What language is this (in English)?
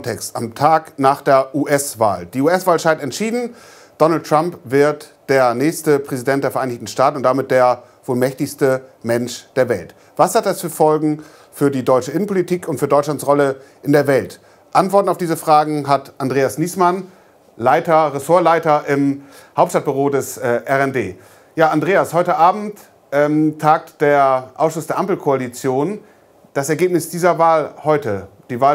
German